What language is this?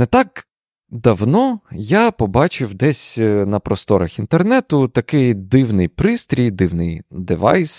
Ukrainian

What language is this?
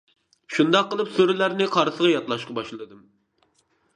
Uyghur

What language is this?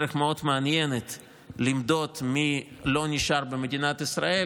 Hebrew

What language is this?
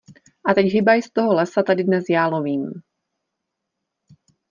Czech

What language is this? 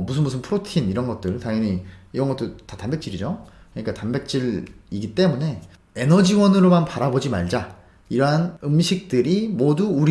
Korean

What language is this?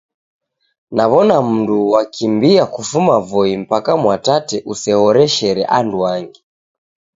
Taita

